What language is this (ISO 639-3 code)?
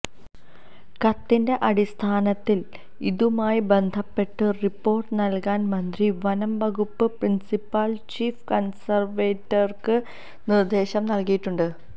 mal